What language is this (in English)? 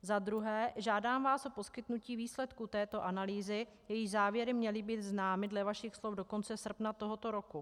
Czech